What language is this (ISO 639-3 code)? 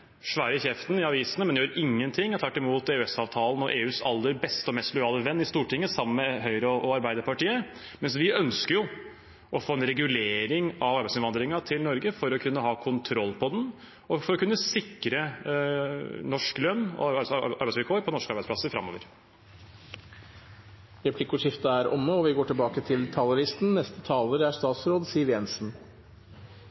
nor